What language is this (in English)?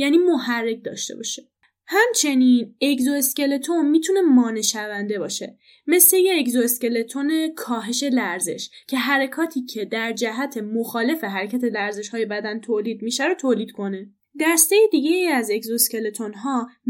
Persian